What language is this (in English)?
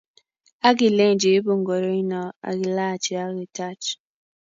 Kalenjin